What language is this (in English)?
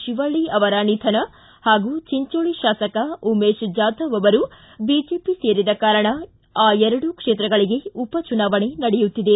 Kannada